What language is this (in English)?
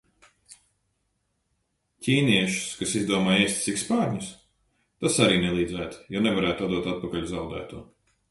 Latvian